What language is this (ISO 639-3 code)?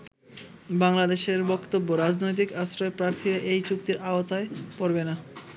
ben